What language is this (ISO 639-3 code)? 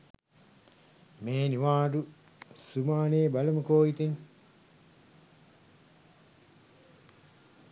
sin